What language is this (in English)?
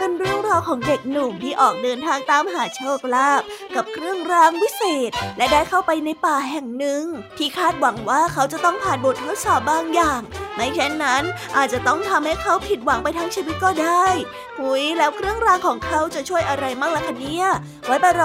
Thai